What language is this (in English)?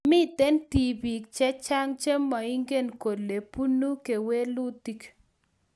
Kalenjin